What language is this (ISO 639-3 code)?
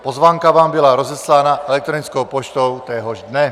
ces